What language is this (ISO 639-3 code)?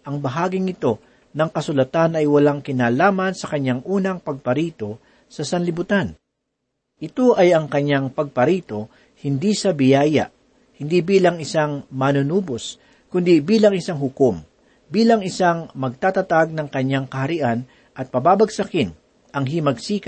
fil